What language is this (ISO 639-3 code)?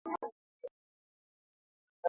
swa